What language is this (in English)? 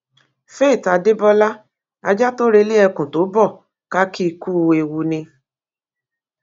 Yoruba